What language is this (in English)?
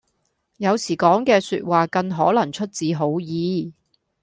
Cantonese